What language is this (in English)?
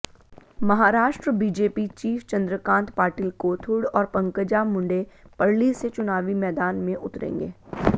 Hindi